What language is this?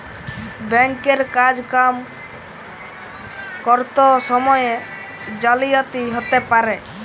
Bangla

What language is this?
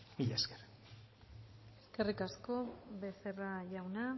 Basque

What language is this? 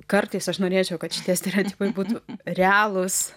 Lithuanian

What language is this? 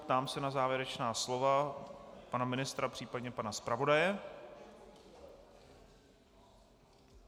Czech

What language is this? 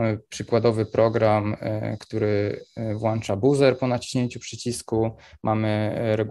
Polish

